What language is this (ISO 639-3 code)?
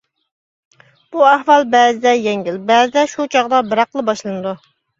uig